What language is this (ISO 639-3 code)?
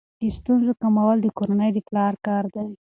pus